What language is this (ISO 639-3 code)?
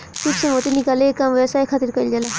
bho